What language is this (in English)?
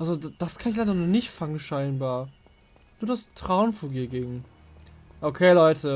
German